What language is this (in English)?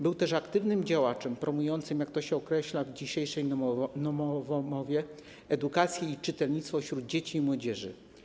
Polish